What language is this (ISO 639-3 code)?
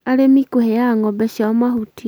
kik